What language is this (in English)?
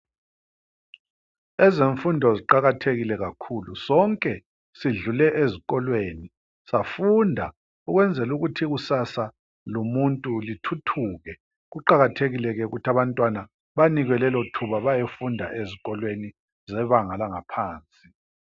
North Ndebele